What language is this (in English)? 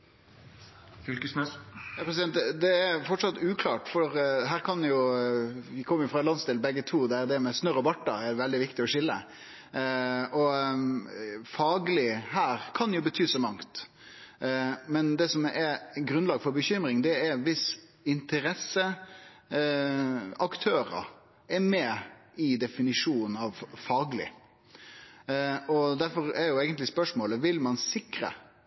Norwegian Nynorsk